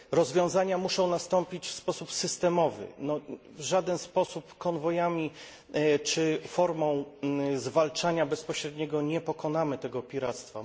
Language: Polish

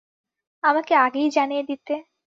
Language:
Bangla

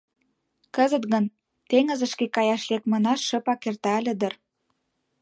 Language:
Mari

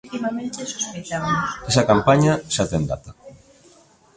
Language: Galician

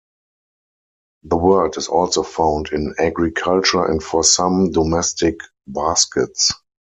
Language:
English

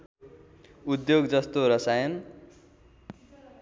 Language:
Nepali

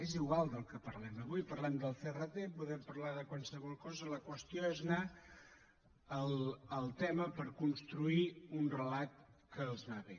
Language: Catalan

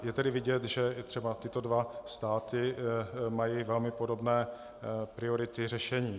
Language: Czech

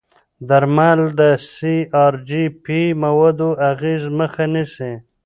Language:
Pashto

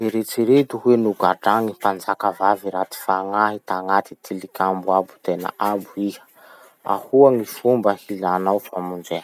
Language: Masikoro Malagasy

